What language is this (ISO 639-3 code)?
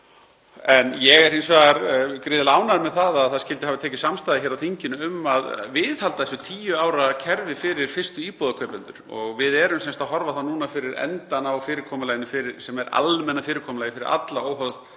isl